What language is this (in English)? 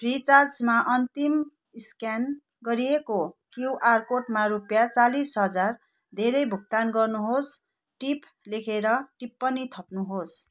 Nepali